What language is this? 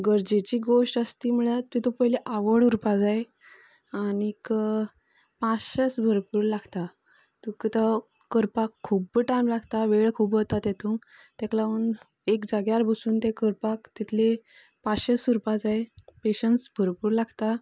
Konkani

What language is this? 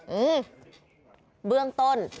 Thai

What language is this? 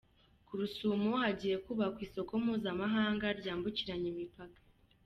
Kinyarwanda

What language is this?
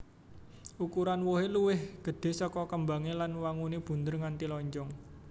Javanese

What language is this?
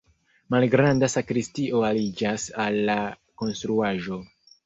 Esperanto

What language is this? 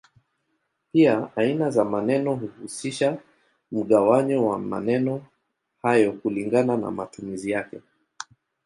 Swahili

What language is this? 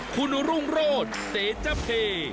Thai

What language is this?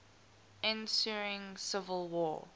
English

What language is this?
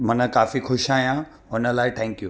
Sindhi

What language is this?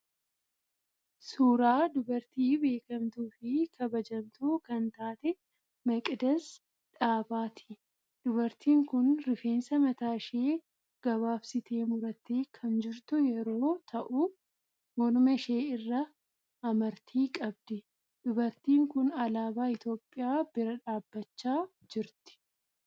Oromo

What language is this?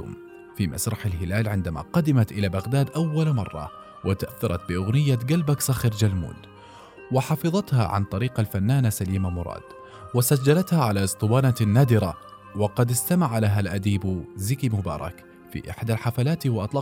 Arabic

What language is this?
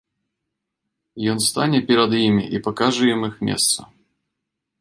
Belarusian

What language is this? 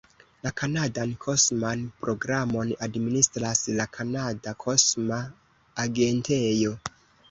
Esperanto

